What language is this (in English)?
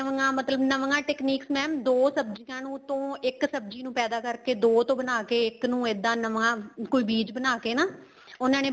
Punjabi